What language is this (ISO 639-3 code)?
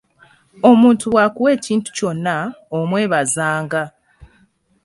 lug